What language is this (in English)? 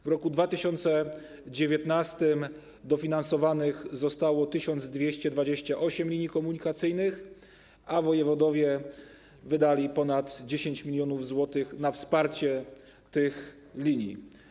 Polish